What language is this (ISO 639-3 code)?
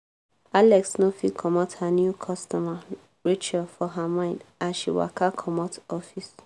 pcm